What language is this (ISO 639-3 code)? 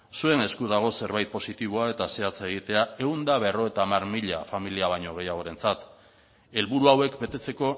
eus